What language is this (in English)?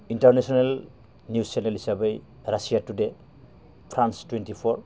Bodo